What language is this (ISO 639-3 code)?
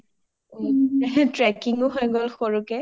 asm